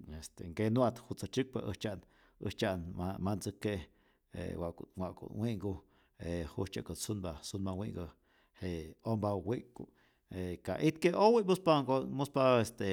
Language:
Rayón Zoque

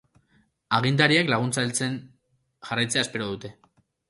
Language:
Basque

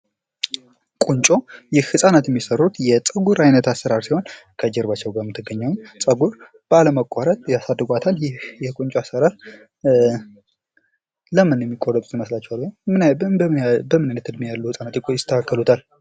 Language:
Amharic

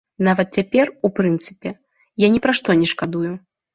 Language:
Belarusian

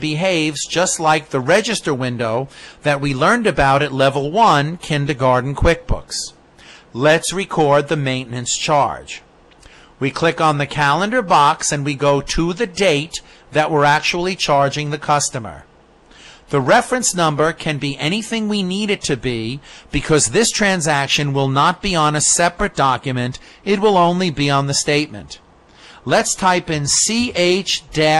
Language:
English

